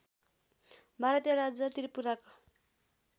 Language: Nepali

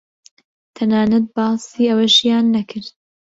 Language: Central Kurdish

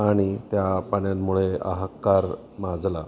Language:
Marathi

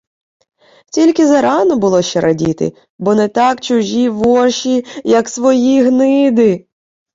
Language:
Ukrainian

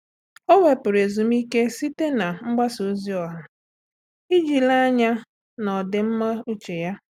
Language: Igbo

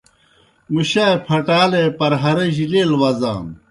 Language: Kohistani Shina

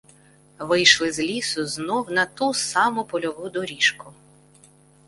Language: Ukrainian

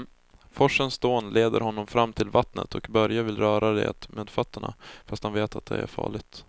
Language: Swedish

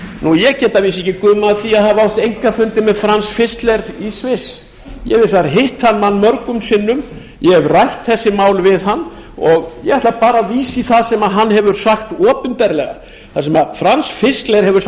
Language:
Icelandic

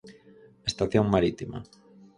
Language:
Galician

